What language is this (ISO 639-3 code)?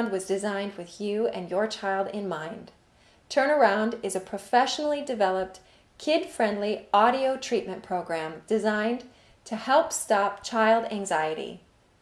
eng